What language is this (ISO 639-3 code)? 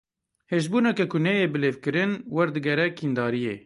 kur